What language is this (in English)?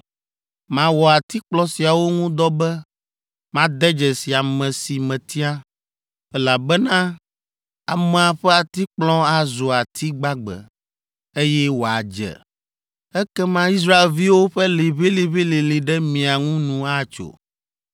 Ewe